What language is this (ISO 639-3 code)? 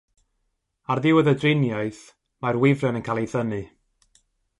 cym